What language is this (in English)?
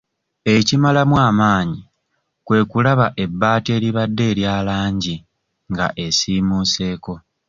Ganda